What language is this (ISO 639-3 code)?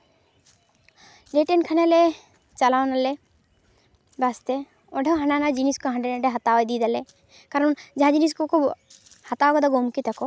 sat